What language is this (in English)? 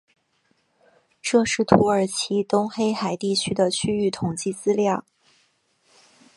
Chinese